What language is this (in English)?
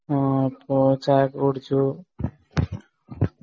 Malayalam